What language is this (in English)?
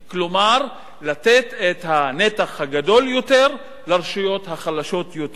Hebrew